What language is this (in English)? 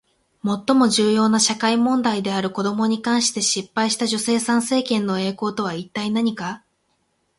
Japanese